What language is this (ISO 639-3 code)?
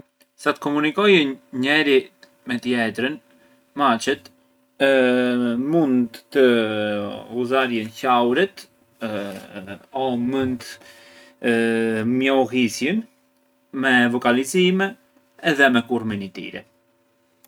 aae